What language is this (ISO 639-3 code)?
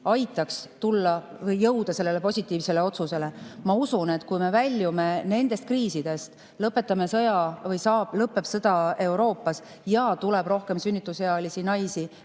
est